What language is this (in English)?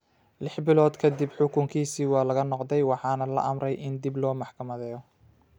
Somali